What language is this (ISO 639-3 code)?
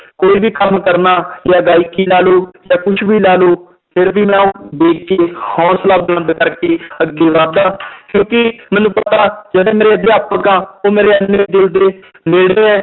pan